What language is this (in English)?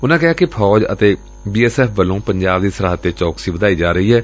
Punjabi